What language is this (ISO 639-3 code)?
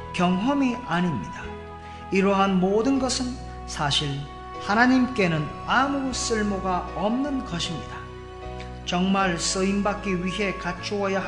kor